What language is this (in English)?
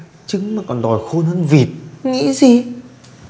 Vietnamese